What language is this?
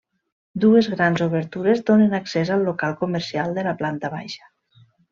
Catalan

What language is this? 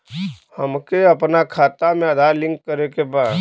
Bhojpuri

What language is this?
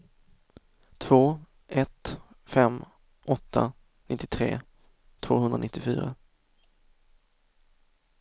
Swedish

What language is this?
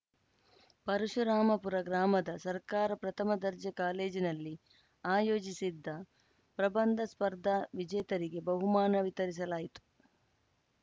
Kannada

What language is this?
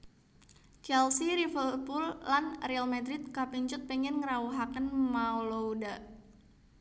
Javanese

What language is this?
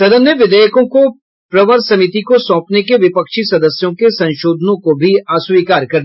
Hindi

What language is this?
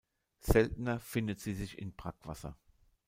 German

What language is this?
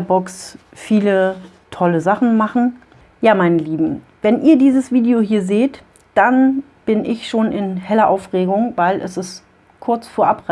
German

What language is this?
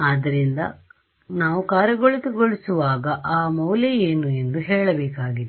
Kannada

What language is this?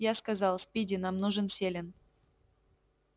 Russian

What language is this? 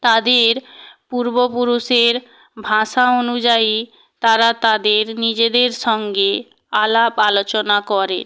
Bangla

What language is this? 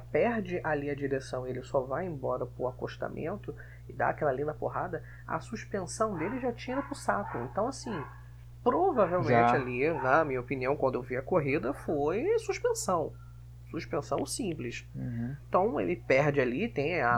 Portuguese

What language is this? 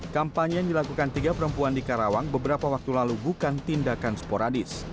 Indonesian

